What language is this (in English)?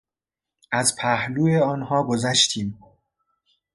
Persian